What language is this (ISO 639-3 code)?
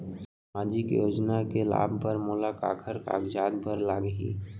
hne